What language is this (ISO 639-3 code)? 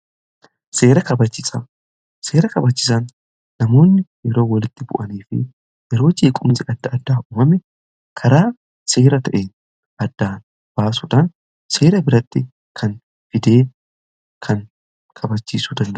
orm